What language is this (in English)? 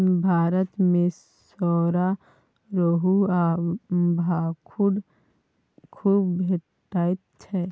Maithili